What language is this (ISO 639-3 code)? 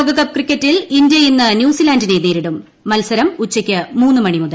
mal